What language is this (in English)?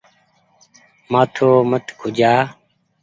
Goaria